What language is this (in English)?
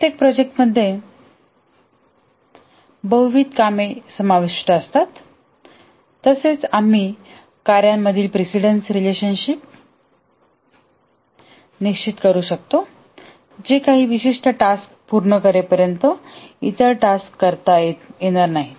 Marathi